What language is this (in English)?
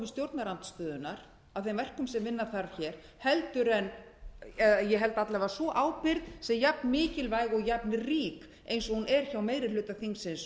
Icelandic